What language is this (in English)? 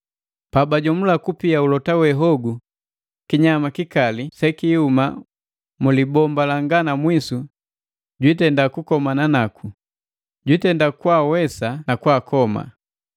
Matengo